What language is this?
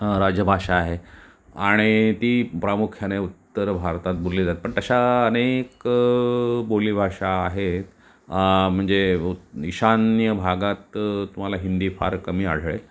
Marathi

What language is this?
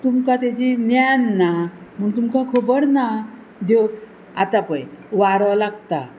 Konkani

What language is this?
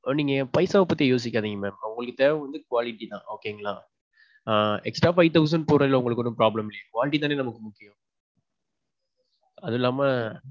Tamil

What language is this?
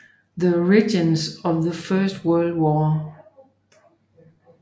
Danish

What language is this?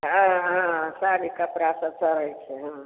Maithili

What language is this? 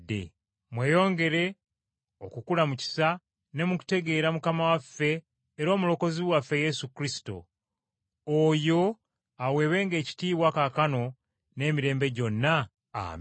Ganda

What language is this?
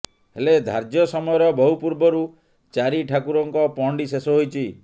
Odia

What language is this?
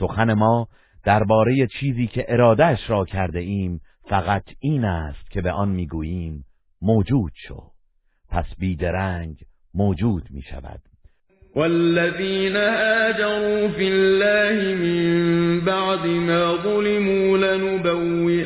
Persian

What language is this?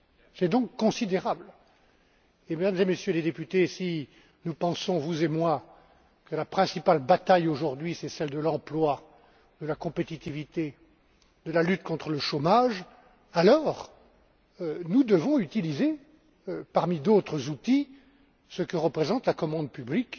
French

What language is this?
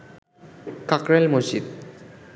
Bangla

